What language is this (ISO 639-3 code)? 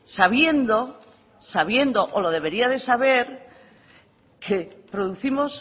spa